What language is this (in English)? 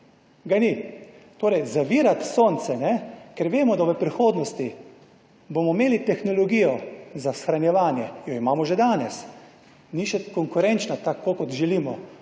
Slovenian